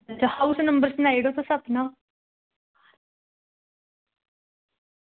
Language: Dogri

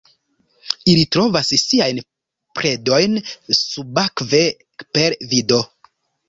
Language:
Esperanto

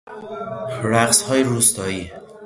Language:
Persian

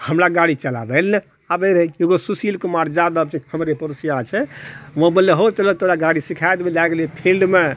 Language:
Maithili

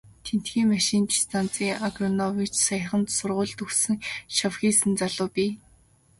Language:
Mongolian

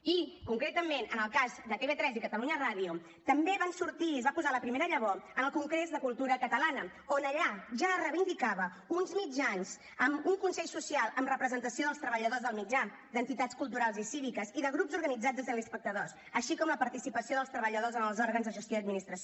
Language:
Catalan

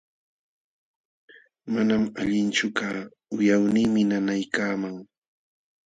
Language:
Jauja Wanca Quechua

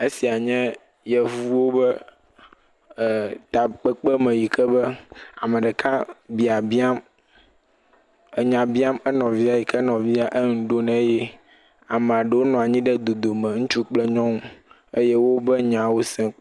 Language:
Ewe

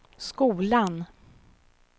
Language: Swedish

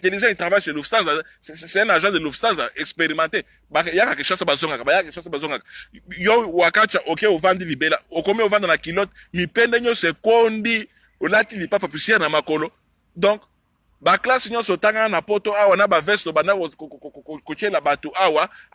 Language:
French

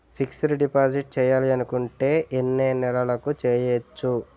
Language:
Telugu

